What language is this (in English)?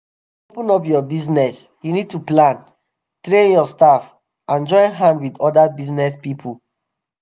Nigerian Pidgin